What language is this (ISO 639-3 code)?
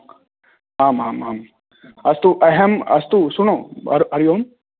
san